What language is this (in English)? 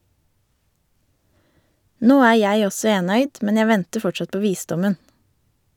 Norwegian